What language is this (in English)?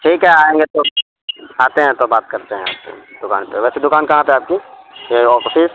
Urdu